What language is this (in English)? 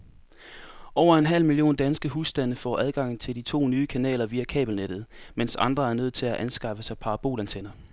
Danish